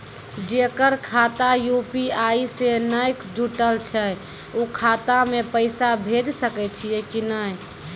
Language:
Maithili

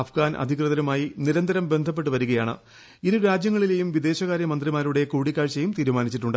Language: Malayalam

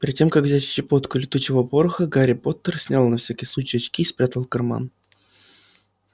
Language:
Russian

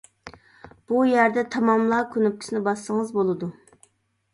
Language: Uyghur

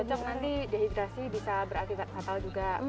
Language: Indonesian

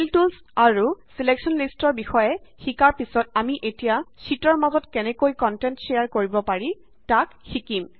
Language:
Assamese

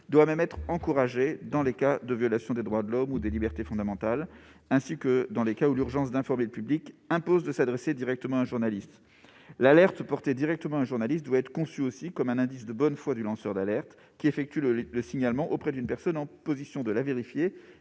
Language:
French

